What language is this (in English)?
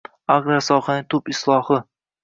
Uzbek